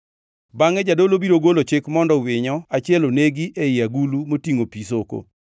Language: Luo (Kenya and Tanzania)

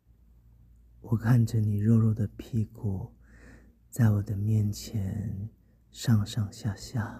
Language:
Chinese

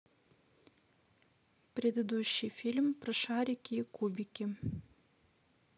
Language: Russian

